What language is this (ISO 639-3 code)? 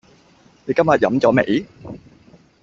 yue